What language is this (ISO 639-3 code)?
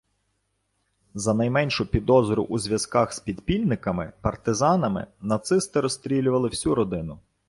ukr